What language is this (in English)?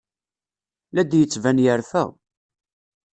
Kabyle